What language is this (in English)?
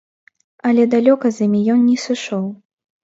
Belarusian